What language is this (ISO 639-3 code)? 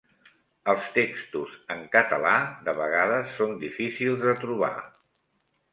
cat